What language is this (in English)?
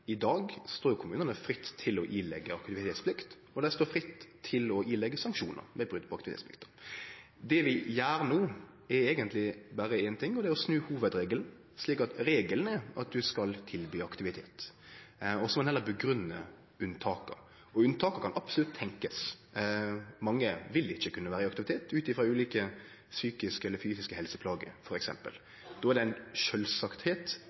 Norwegian Nynorsk